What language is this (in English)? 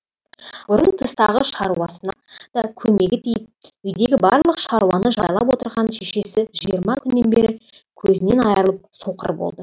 Kazakh